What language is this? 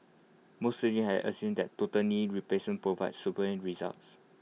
English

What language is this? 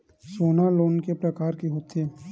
Chhattisgarhi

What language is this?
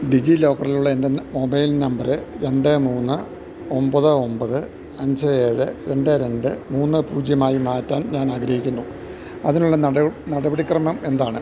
Malayalam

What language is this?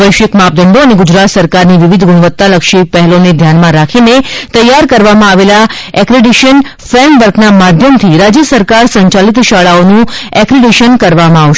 Gujarati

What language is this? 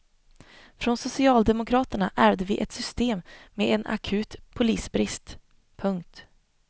Swedish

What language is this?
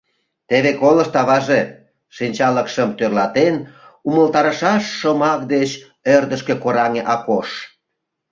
Mari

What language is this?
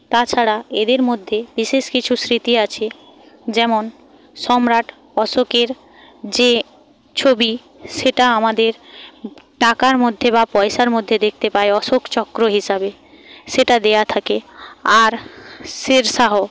Bangla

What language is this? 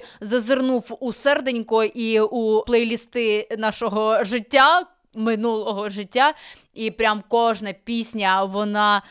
Ukrainian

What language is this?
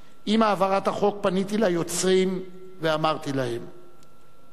Hebrew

